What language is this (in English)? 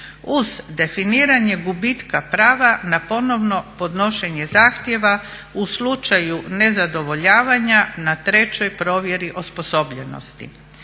Croatian